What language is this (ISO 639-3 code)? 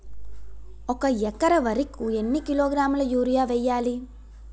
tel